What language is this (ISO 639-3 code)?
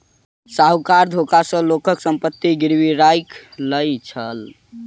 mai